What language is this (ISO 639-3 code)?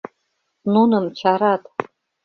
chm